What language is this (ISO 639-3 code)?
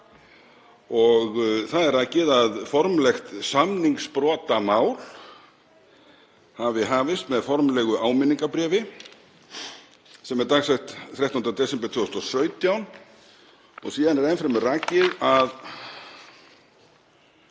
isl